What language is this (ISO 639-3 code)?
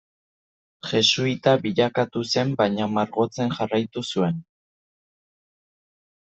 eus